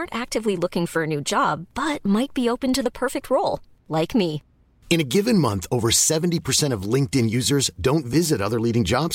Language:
Swedish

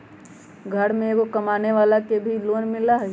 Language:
Magahi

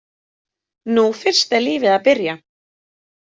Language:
Icelandic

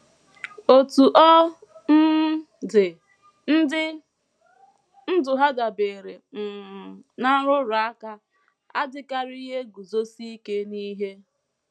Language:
Igbo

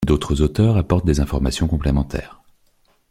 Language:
French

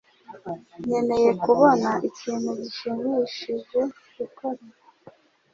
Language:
Kinyarwanda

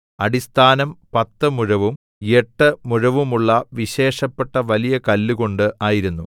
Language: Malayalam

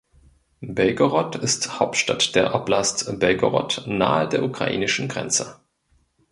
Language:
German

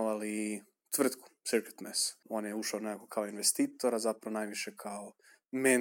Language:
Croatian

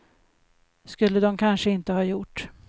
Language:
Swedish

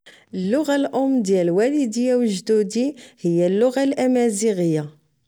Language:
Moroccan Arabic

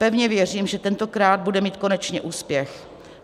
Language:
Czech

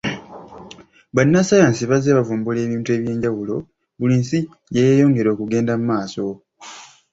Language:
Ganda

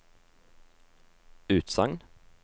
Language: Norwegian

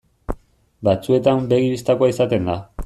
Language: Basque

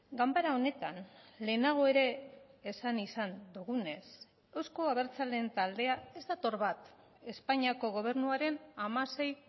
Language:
Basque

